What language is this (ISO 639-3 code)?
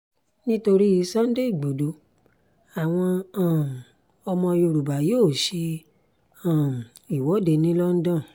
yor